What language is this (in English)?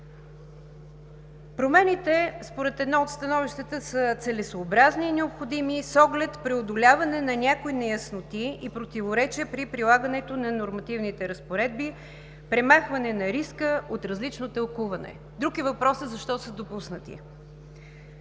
Bulgarian